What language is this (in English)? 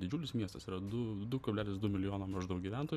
Lithuanian